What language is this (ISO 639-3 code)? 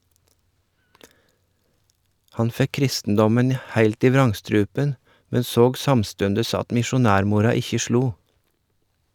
nor